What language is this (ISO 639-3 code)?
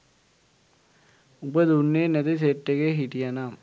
sin